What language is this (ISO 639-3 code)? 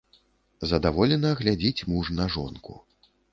bel